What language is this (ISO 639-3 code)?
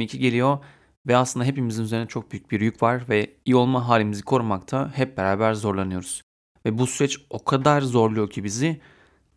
tur